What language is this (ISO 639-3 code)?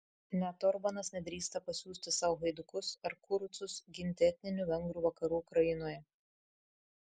lit